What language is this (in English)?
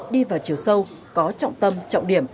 Vietnamese